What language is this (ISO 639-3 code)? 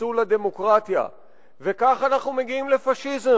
heb